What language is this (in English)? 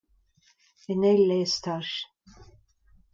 Breton